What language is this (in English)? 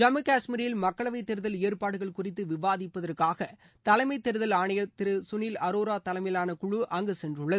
Tamil